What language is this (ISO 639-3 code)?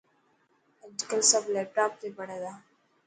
mki